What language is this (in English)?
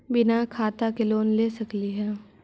Magahi